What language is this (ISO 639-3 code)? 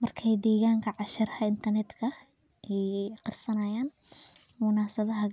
som